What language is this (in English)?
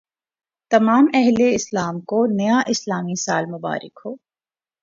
Urdu